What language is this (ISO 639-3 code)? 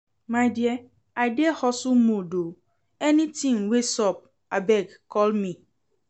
pcm